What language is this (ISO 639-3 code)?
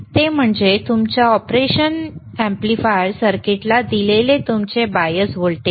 mar